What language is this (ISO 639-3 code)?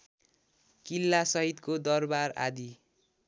nep